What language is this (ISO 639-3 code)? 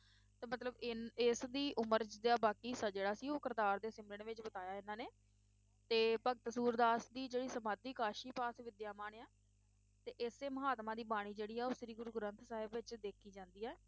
pan